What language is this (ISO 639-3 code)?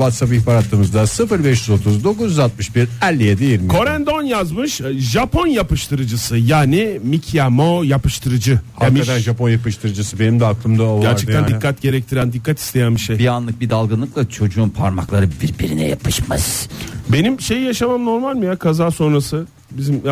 tur